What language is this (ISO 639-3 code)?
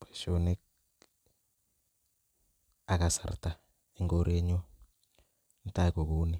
kln